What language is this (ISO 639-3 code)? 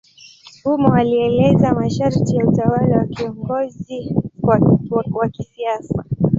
swa